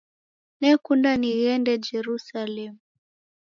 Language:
Taita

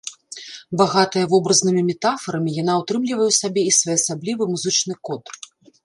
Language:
Belarusian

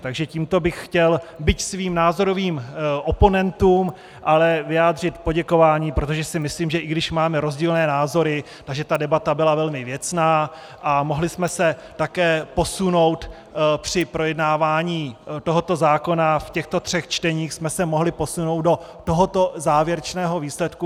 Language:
Czech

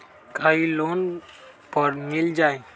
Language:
Magahi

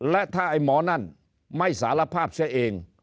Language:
Thai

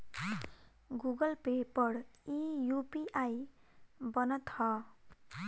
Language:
Bhojpuri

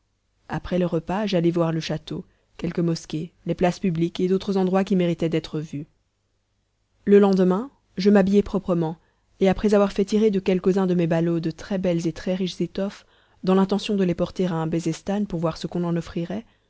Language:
French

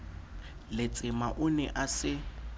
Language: Southern Sotho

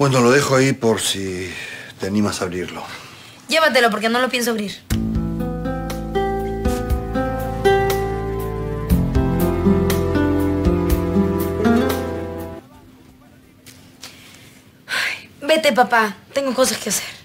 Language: Spanish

